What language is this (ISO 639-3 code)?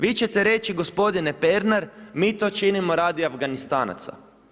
hrv